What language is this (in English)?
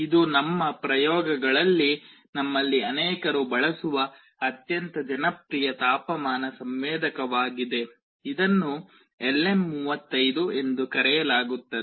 Kannada